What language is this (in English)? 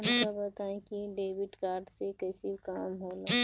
Bhojpuri